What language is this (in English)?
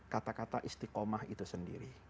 Indonesian